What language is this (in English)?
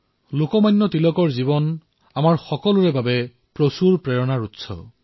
Assamese